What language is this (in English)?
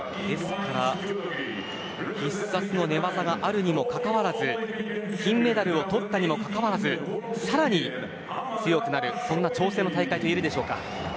Japanese